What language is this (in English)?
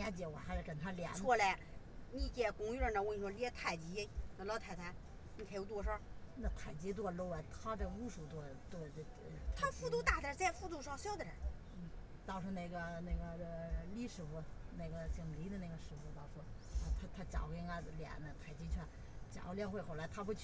Chinese